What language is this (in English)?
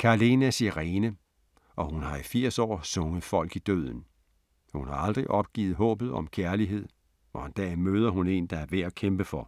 Danish